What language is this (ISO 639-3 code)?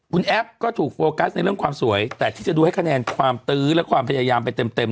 tha